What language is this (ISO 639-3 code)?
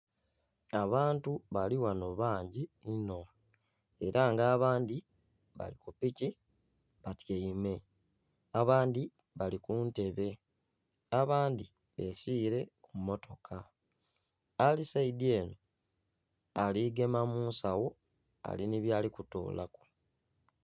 xog